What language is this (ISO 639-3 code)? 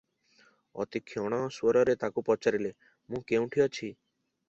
ori